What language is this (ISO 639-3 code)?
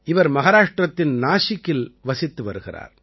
tam